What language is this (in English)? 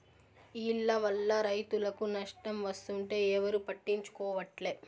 Telugu